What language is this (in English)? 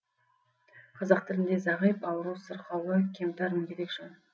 Kazakh